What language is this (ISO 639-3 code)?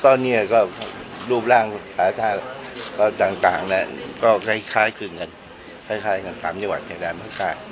tha